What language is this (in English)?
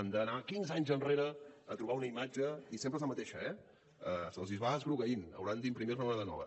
Catalan